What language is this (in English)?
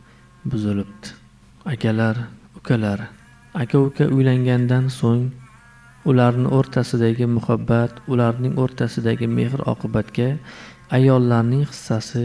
Uzbek